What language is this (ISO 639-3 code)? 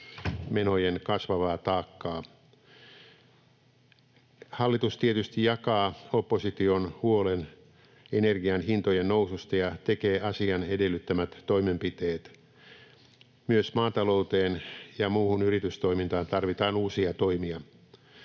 fin